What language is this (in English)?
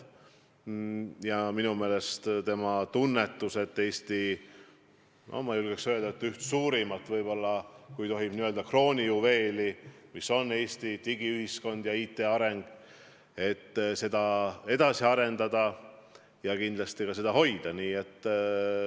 Estonian